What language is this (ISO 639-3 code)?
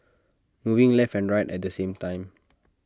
eng